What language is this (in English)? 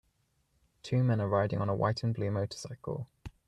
English